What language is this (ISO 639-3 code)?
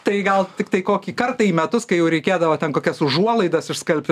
lit